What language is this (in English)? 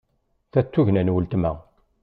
Kabyle